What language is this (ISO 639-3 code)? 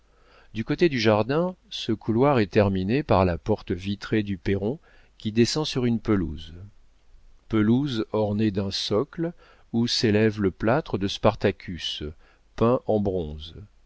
fra